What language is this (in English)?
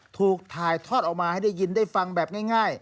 Thai